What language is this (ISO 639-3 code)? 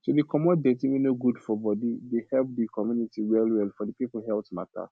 pcm